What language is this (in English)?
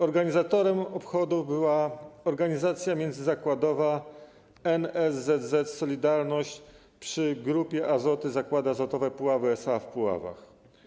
Polish